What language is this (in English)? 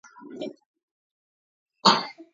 Georgian